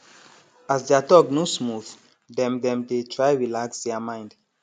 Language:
Nigerian Pidgin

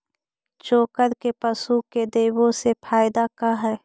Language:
Magahi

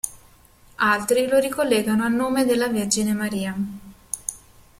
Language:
Italian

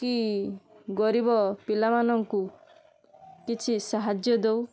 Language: Odia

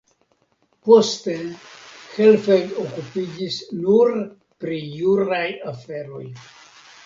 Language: Esperanto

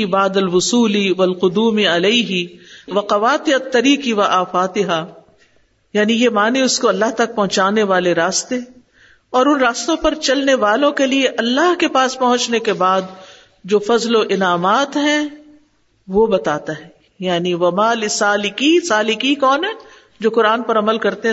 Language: Urdu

